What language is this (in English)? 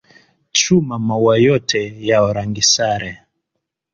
Swahili